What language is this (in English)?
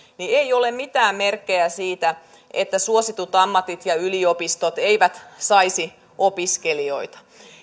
Finnish